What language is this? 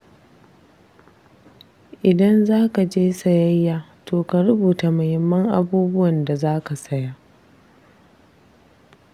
Hausa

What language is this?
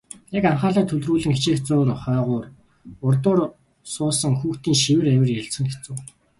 Mongolian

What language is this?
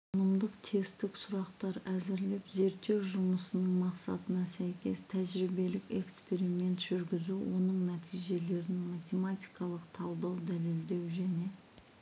Kazakh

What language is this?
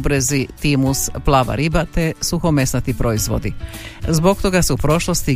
Croatian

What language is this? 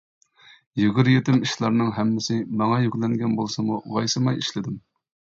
Uyghur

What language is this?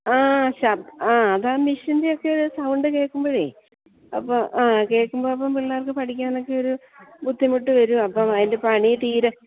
Malayalam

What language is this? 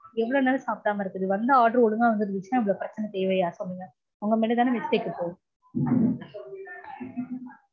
Tamil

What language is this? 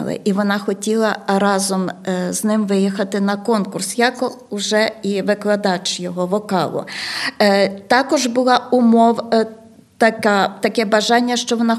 Ukrainian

